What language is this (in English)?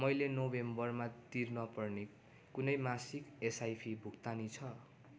Nepali